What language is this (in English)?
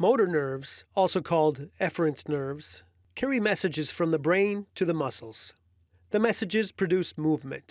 English